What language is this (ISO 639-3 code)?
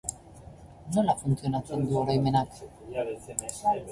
eus